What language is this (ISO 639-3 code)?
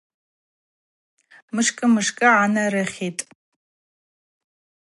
abq